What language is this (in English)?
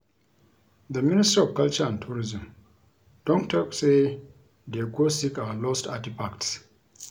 Nigerian Pidgin